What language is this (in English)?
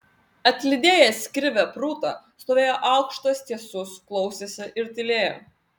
Lithuanian